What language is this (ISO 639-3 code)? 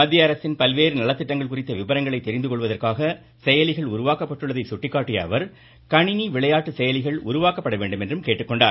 tam